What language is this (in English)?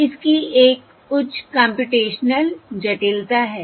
Hindi